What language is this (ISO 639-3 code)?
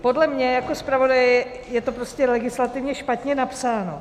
ces